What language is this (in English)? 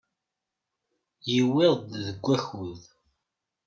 Kabyle